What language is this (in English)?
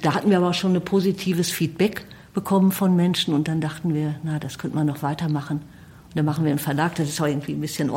German